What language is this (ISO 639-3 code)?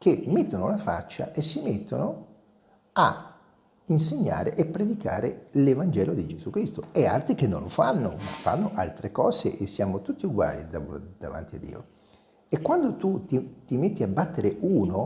ita